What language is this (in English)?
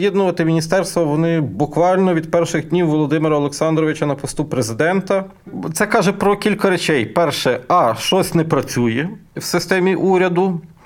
Ukrainian